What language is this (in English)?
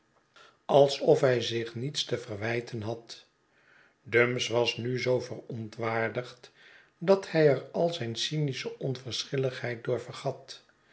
Dutch